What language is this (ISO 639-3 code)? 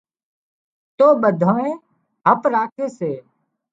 kxp